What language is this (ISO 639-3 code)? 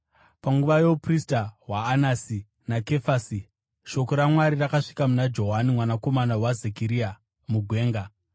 sna